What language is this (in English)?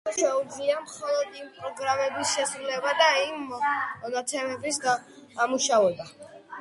Georgian